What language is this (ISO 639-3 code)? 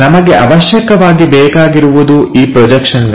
kan